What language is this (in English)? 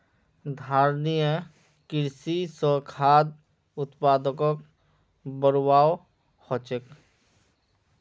Magahi